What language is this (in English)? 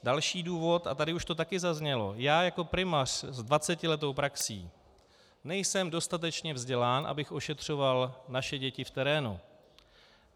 Czech